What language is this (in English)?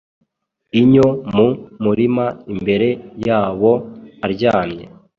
Kinyarwanda